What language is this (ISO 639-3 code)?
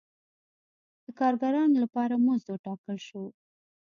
pus